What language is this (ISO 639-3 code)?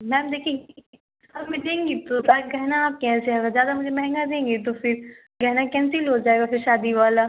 hin